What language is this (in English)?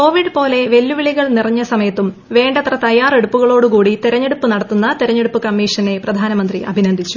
Malayalam